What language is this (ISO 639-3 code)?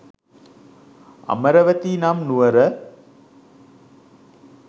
sin